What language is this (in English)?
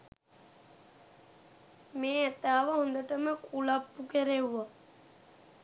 Sinhala